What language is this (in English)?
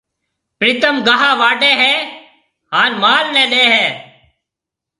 Marwari (Pakistan)